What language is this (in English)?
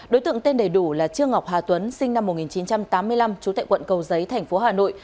Vietnamese